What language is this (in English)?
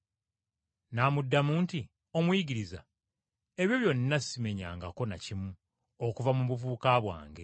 Ganda